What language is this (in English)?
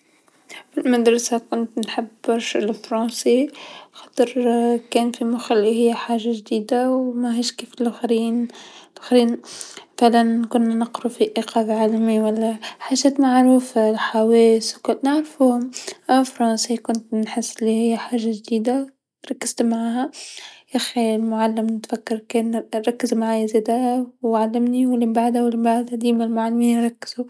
Tunisian Arabic